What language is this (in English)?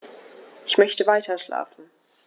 German